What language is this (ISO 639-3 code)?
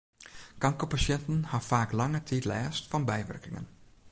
fry